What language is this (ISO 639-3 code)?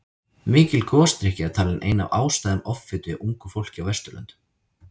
isl